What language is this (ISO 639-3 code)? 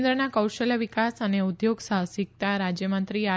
guj